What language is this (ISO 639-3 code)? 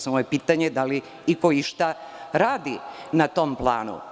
srp